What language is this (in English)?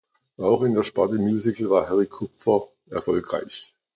German